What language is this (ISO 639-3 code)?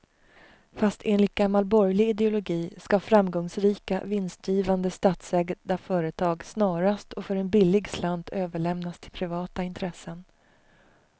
swe